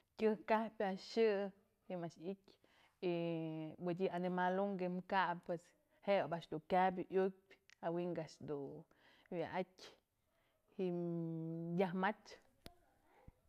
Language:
Mazatlán Mixe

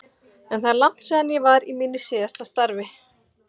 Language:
Icelandic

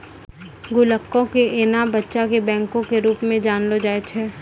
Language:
Maithili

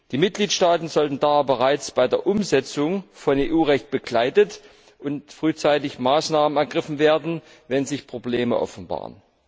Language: German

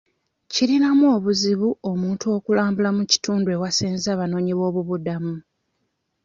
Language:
Ganda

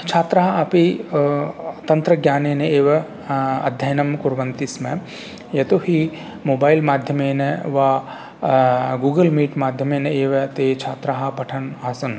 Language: Sanskrit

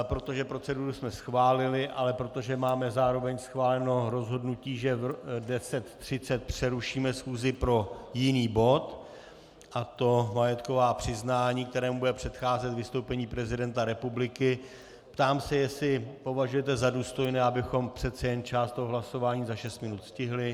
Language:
Czech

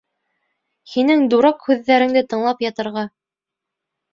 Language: Bashkir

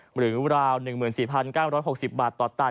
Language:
Thai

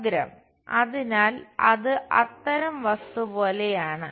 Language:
Malayalam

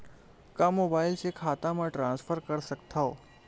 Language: Chhattisgarhi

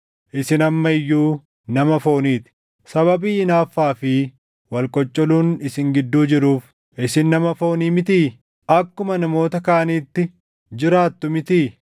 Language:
Oromo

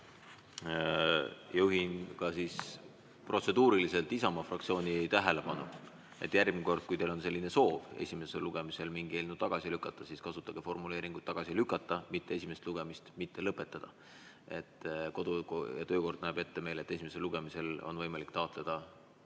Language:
Estonian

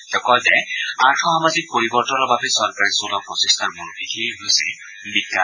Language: Assamese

